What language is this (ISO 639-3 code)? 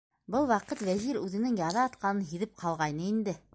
bak